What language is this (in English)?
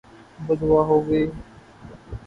Urdu